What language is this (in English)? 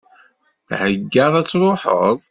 Kabyle